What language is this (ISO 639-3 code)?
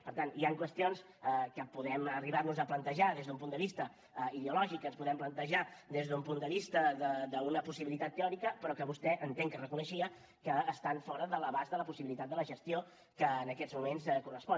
cat